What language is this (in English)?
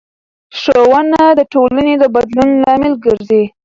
Pashto